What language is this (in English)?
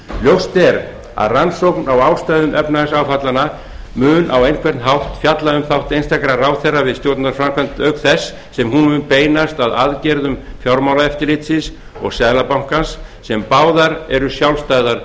Icelandic